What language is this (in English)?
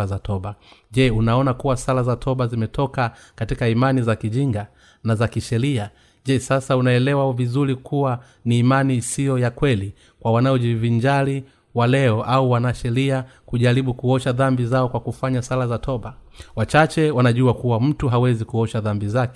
Swahili